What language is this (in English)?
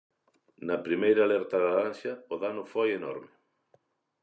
Galician